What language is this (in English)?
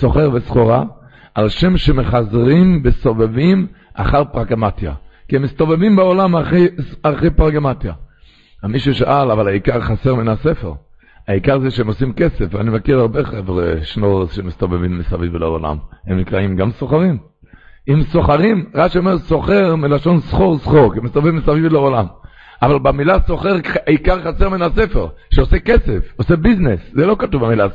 Hebrew